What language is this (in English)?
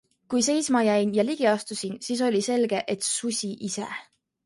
Estonian